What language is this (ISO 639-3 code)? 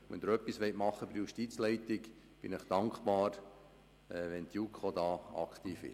gsw